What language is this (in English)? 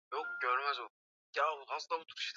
Swahili